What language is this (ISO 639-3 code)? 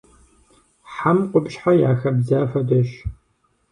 kbd